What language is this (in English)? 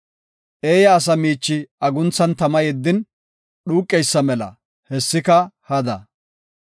Gofa